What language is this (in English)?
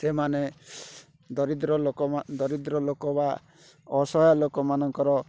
Odia